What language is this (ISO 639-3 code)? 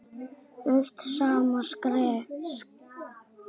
isl